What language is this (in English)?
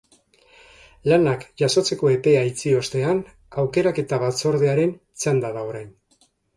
Basque